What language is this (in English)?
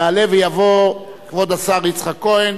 Hebrew